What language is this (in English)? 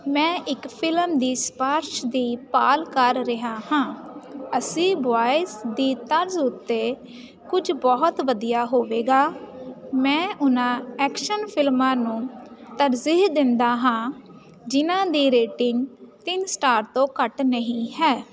Punjabi